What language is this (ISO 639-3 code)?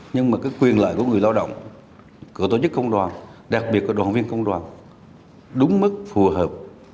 vie